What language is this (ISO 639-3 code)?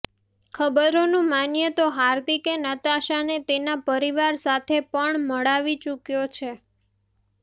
guj